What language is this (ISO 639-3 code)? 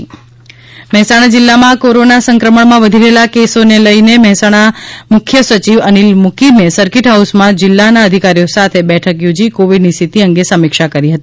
guj